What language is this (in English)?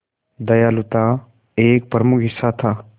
Hindi